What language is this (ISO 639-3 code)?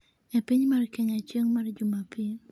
luo